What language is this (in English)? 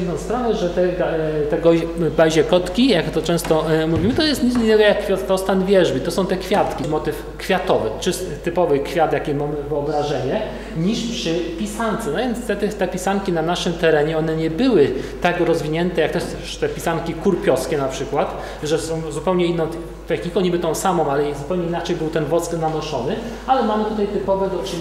Polish